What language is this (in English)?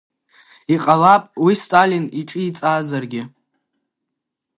Abkhazian